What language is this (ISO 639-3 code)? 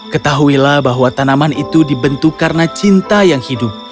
ind